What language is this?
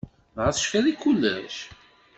Kabyle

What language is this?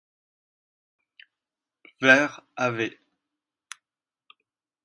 French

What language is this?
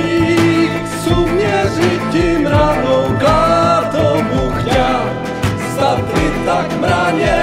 Czech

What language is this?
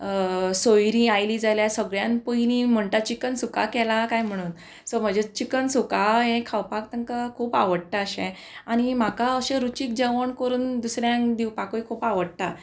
Konkani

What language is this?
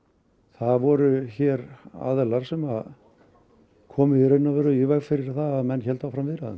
Icelandic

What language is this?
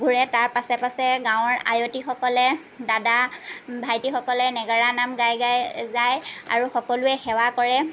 Assamese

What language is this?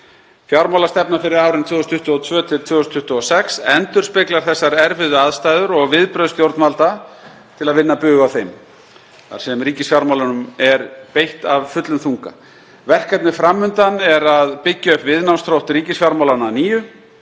Icelandic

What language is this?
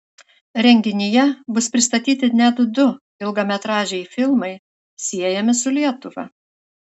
Lithuanian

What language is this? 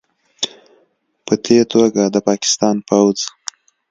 Pashto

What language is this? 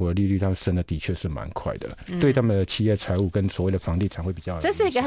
Chinese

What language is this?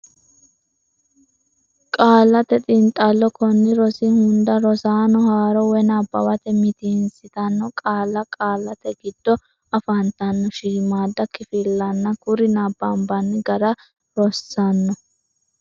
Sidamo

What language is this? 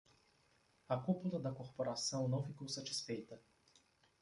Portuguese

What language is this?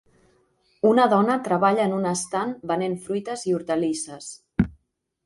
Catalan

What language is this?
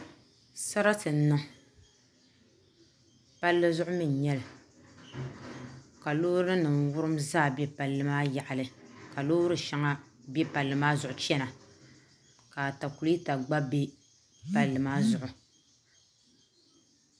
Dagbani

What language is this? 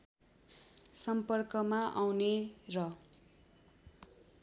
Nepali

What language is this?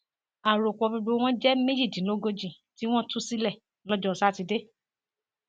Yoruba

